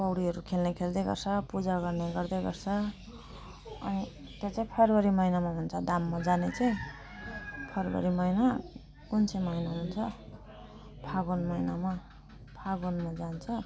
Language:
Nepali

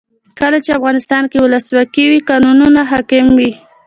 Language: Pashto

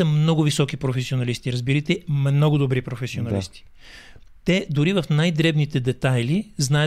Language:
Bulgarian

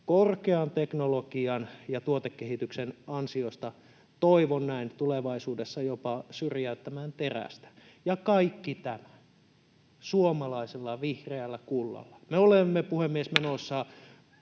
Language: Finnish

